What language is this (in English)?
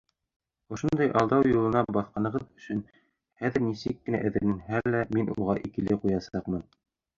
Bashkir